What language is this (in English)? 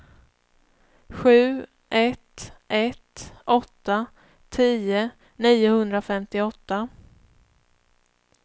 Swedish